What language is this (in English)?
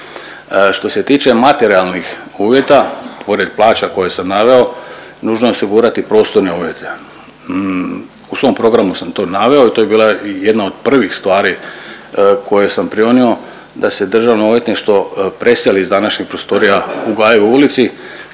Croatian